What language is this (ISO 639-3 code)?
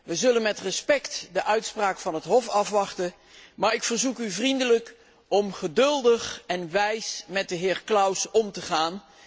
nld